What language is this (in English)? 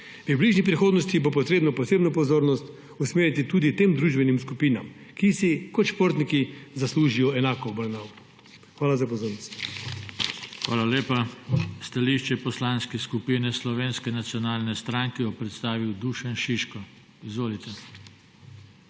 Slovenian